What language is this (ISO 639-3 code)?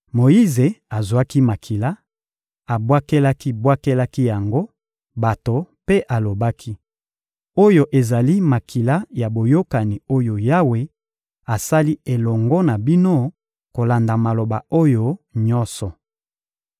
lin